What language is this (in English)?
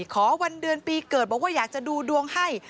Thai